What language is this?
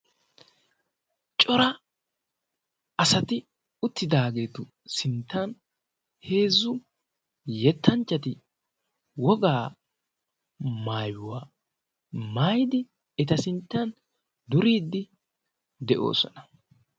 Wolaytta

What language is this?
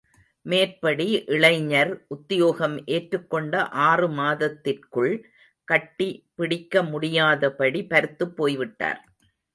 Tamil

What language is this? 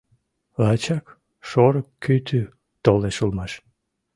Mari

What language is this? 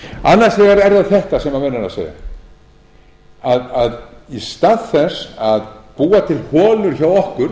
Icelandic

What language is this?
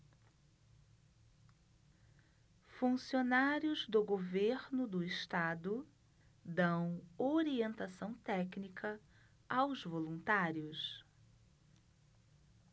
Portuguese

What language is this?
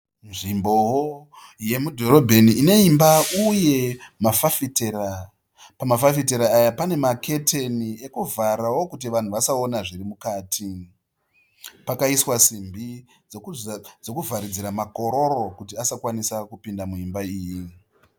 Shona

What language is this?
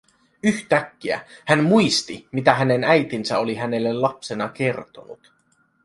Finnish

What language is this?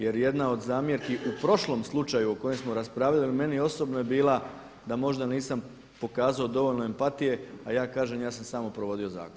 Croatian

